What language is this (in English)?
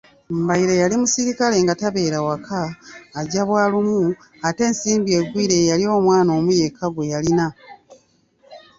Ganda